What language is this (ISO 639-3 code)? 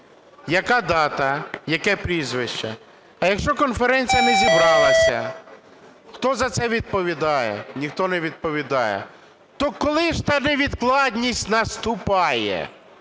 ukr